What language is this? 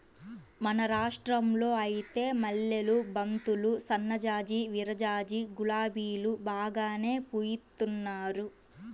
Telugu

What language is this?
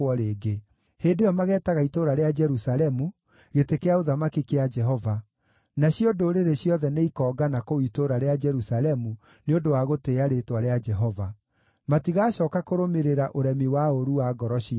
Kikuyu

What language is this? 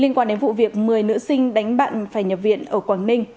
Vietnamese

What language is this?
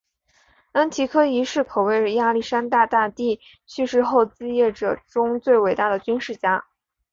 Chinese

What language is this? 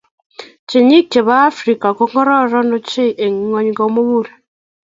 Kalenjin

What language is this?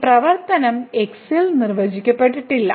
Malayalam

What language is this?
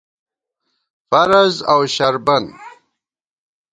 Gawar-Bati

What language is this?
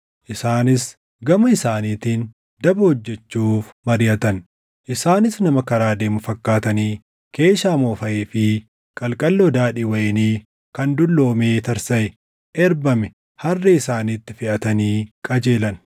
Oromo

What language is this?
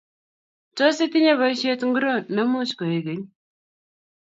Kalenjin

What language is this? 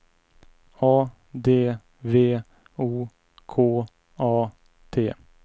Swedish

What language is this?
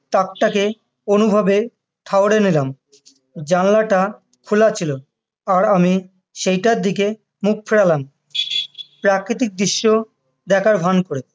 Bangla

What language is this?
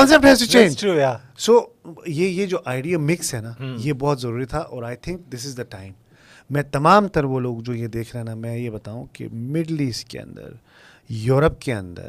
Urdu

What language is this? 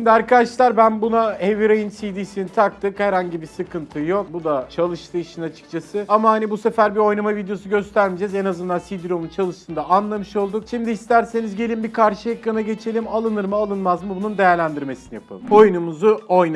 Turkish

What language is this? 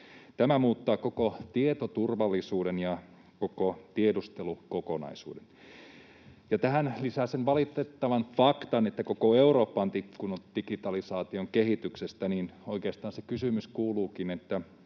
Finnish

